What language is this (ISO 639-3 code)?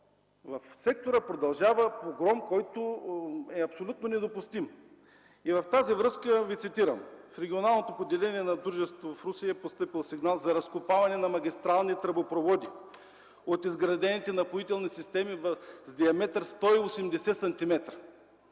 bul